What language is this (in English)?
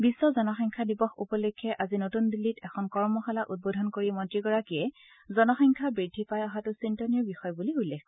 Assamese